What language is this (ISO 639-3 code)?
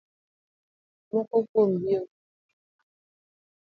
luo